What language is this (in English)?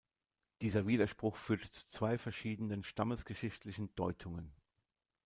German